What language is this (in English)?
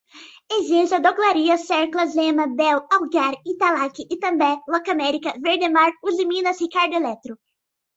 Portuguese